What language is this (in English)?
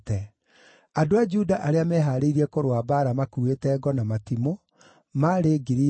Kikuyu